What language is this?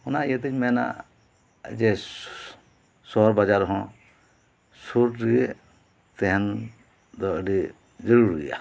Santali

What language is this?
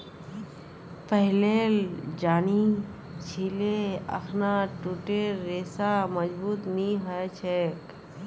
Magahi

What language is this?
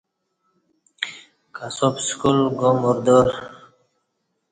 Kati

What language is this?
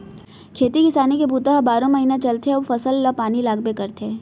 Chhattisgarhi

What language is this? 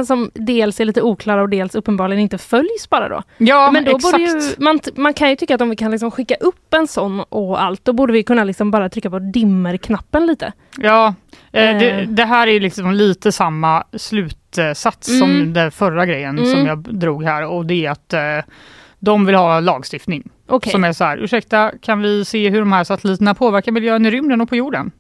Swedish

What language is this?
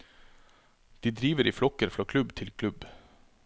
Norwegian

